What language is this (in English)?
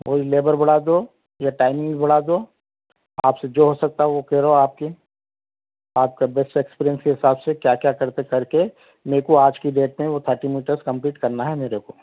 Urdu